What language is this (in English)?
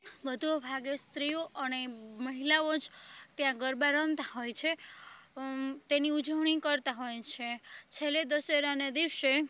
Gujarati